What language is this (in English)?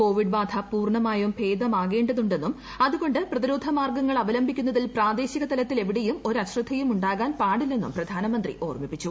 Malayalam